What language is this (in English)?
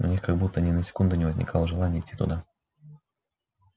Russian